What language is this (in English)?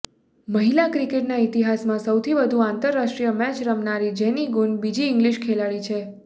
Gujarati